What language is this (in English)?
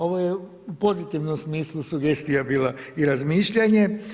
Croatian